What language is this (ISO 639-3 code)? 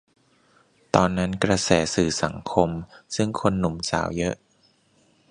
tha